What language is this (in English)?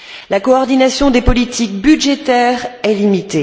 French